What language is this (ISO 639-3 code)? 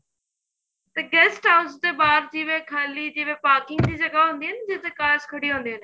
pan